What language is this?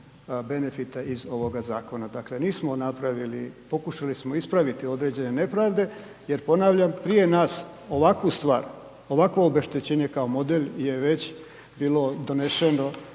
Croatian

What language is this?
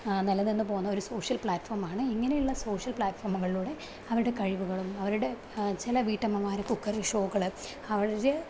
Malayalam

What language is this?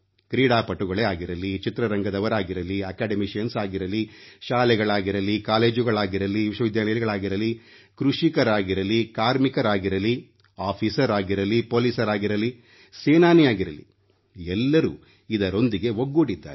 Kannada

